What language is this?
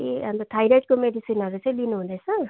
Nepali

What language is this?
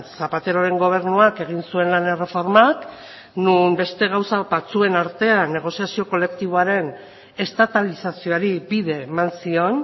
Basque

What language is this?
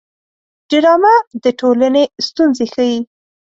Pashto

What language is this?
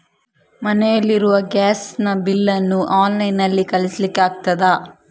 Kannada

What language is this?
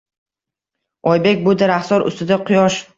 Uzbek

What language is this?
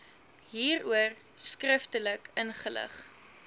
Afrikaans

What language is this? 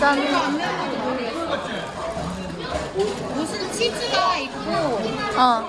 Korean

